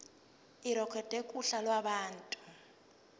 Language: Zulu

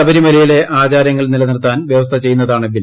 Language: Malayalam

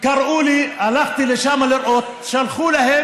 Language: Hebrew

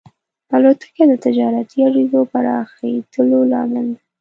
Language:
Pashto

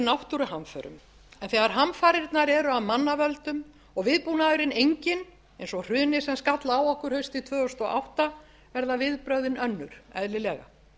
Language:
Icelandic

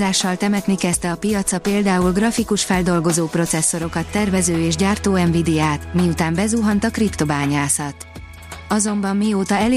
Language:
Hungarian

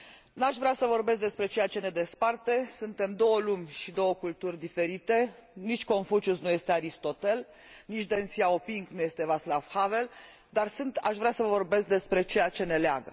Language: Romanian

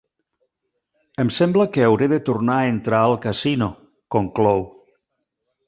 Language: Catalan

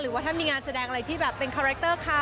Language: Thai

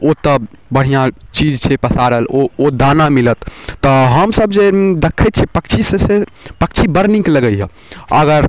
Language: Maithili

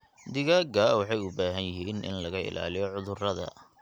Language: Somali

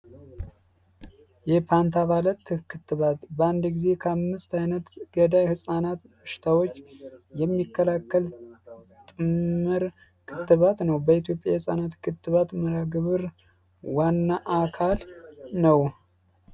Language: Amharic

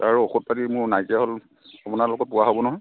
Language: Assamese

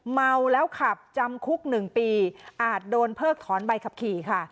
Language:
Thai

